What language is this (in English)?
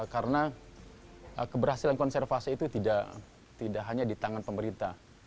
Indonesian